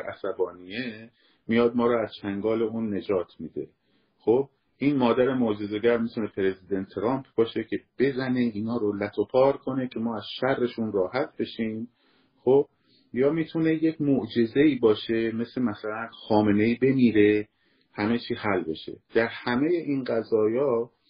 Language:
Persian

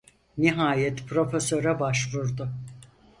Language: Turkish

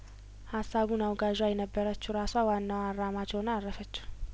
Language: Amharic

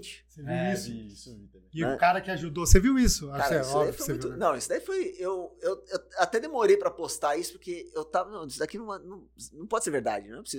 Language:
Portuguese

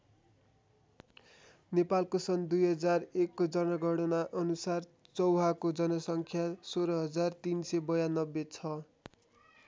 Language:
Nepali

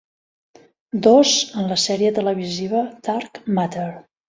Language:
Catalan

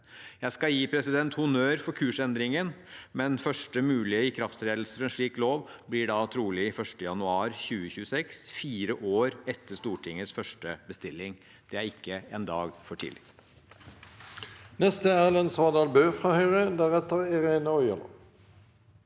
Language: Norwegian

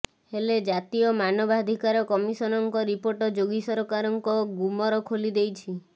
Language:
Odia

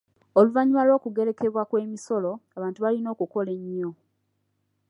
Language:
Ganda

